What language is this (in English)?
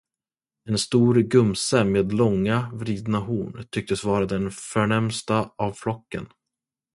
Swedish